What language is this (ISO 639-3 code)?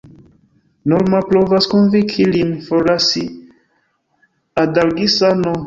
epo